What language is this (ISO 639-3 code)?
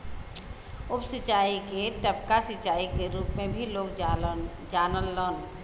bho